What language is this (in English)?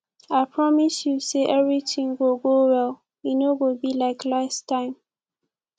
Nigerian Pidgin